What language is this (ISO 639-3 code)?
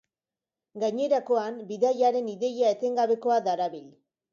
eus